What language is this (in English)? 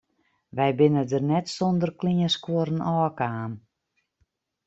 Western Frisian